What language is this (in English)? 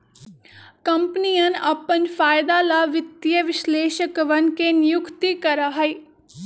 Magahi